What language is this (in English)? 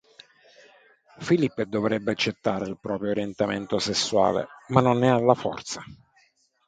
Italian